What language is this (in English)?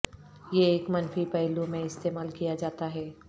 Urdu